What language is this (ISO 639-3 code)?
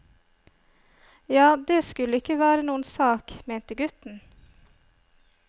nor